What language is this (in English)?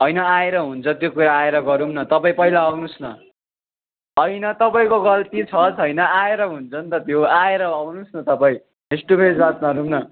Nepali